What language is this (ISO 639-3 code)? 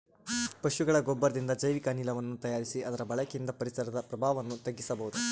kan